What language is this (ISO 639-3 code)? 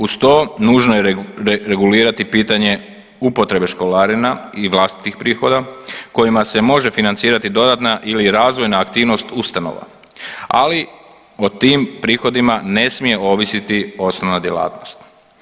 hrv